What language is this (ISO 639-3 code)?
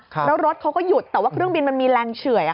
tha